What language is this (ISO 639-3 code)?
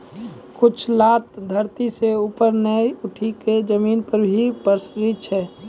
mai